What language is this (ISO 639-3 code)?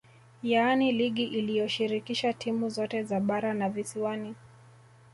swa